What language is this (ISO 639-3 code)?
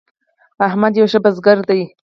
pus